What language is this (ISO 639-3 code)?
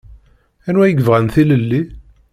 kab